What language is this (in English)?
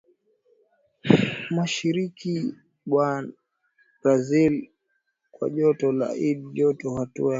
Swahili